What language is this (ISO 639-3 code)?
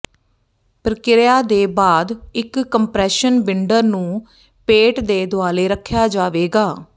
pan